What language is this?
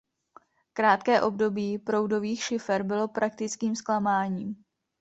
Czech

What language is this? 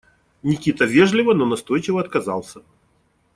Russian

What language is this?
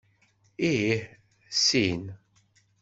Kabyle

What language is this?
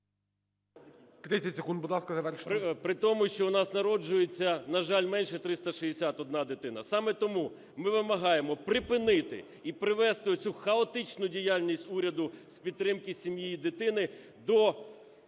Ukrainian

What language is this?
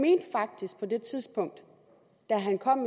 Danish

